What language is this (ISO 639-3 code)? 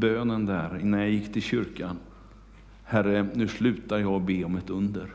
swe